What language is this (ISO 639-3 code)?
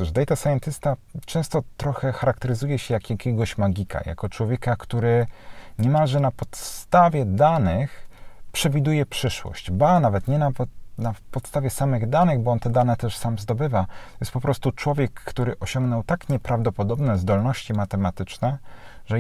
pol